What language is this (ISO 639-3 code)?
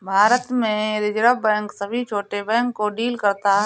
hin